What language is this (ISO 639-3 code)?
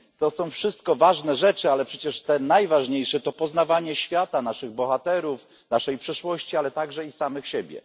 pol